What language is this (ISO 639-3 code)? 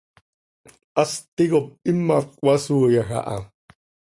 sei